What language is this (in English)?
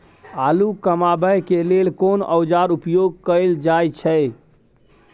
Maithili